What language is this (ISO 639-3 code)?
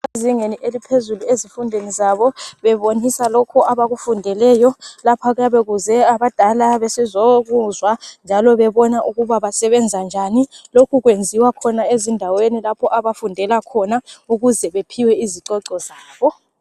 nde